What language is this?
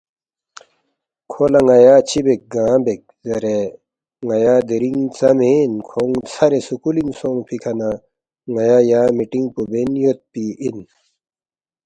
Balti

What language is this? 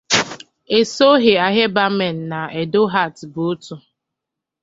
Igbo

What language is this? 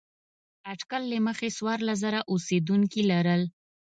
Pashto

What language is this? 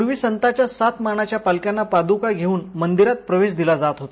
Marathi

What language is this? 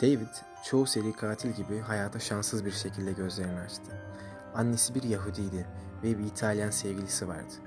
Turkish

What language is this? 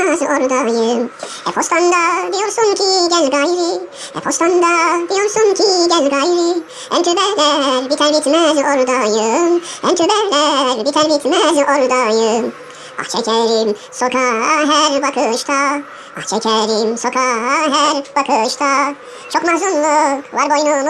Turkish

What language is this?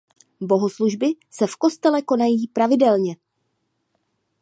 Czech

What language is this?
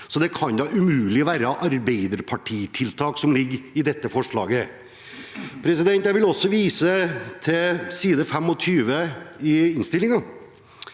Norwegian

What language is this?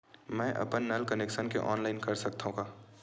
Chhattisgarhi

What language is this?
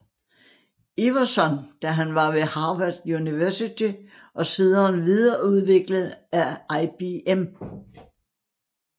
Danish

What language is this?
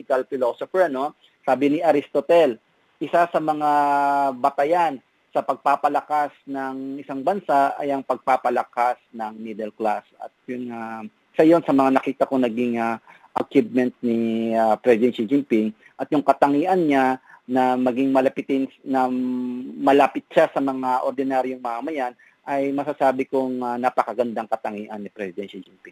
Filipino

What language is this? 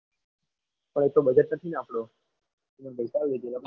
Gujarati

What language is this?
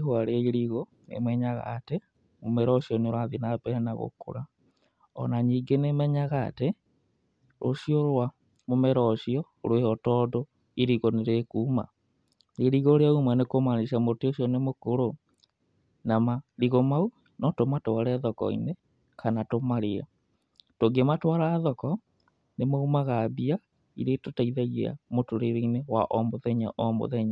Kikuyu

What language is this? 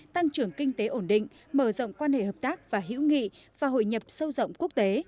Vietnamese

